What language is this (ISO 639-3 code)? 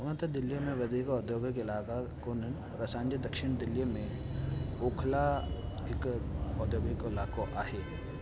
snd